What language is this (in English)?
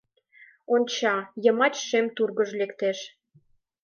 Mari